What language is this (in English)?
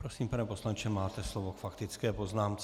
Czech